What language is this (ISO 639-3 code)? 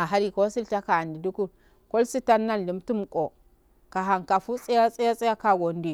aal